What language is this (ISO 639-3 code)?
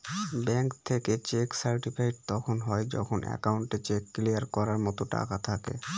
ben